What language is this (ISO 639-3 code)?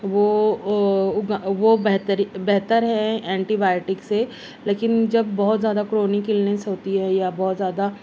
urd